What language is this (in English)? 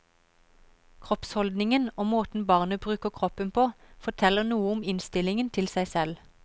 Norwegian